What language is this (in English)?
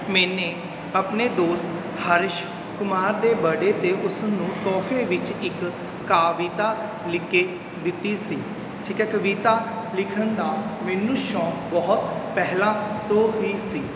Punjabi